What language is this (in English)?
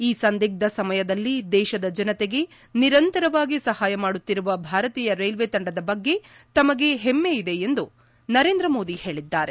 Kannada